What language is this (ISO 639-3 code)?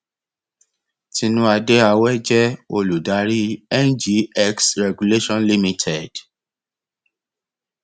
yor